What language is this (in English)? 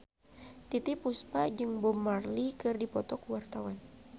Sundanese